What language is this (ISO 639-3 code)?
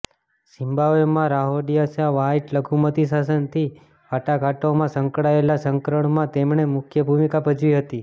guj